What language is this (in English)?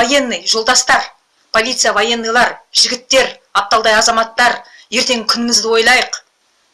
Kazakh